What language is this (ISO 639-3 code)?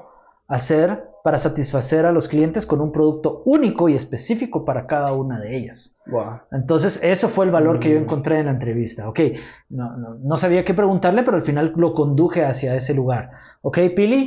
spa